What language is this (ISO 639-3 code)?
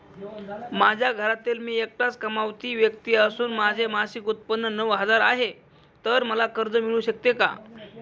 mar